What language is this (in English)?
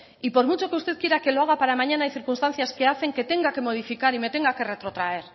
Spanish